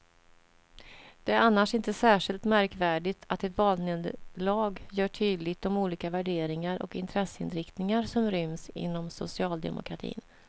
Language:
Swedish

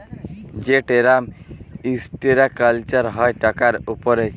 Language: Bangla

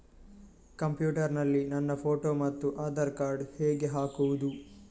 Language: Kannada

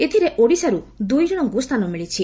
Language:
Odia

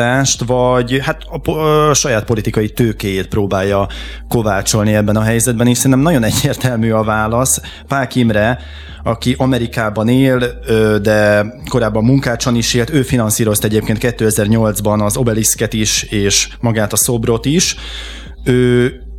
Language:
Hungarian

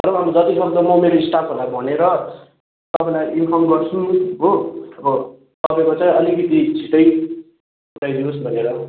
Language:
Nepali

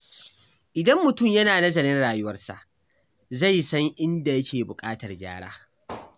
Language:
Hausa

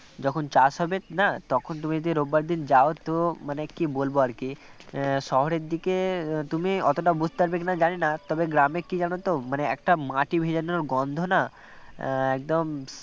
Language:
Bangla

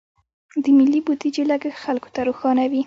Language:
Pashto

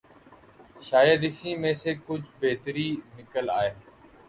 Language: Urdu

